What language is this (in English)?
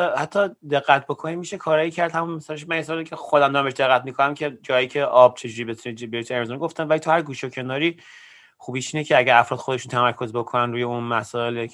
Persian